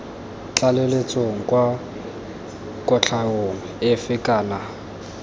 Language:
Tswana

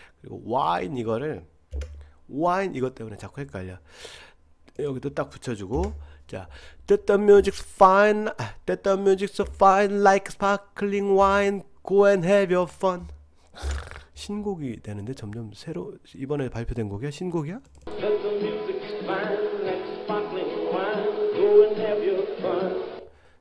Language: Korean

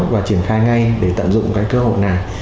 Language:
Vietnamese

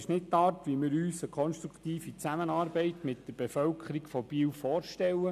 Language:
Swiss German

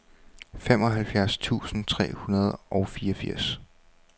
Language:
Danish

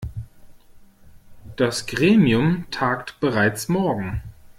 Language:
German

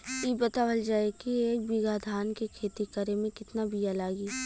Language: Bhojpuri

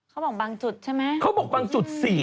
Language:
Thai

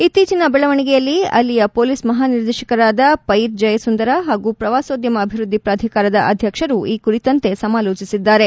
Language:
Kannada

